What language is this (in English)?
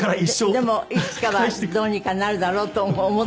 Japanese